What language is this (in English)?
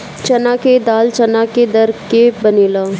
Bhojpuri